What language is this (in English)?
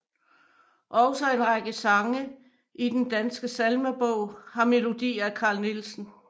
Danish